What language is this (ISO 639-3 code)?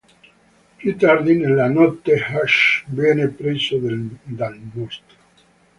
ita